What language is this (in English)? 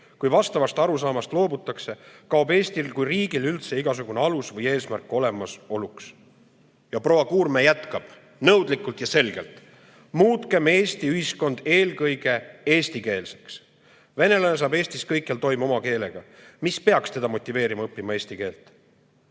Estonian